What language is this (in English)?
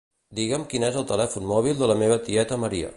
Catalan